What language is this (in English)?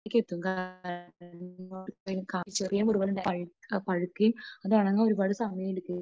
Malayalam